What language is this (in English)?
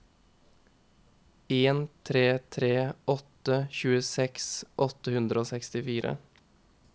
Norwegian